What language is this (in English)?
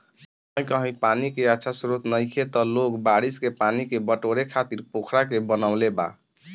Bhojpuri